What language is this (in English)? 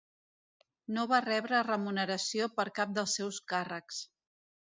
Catalan